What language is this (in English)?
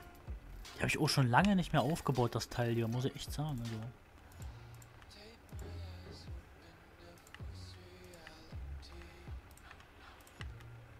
German